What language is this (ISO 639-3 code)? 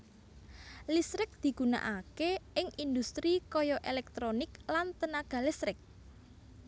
jav